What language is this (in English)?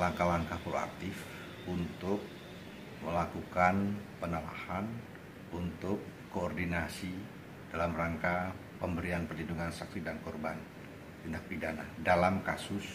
Indonesian